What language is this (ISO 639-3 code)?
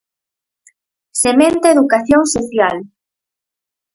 glg